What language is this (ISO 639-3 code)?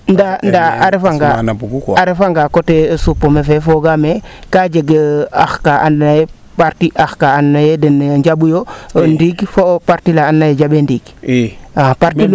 srr